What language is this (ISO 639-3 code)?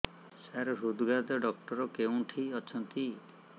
ori